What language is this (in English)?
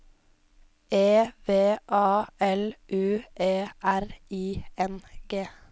Norwegian